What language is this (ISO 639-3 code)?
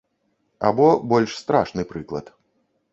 bel